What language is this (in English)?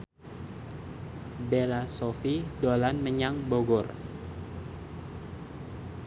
Javanese